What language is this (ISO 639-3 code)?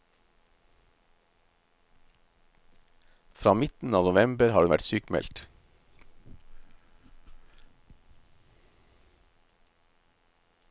nor